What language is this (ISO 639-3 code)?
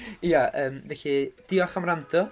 cym